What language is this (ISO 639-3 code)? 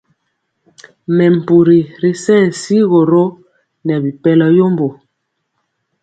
mcx